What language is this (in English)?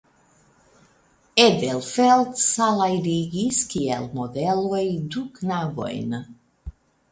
Esperanto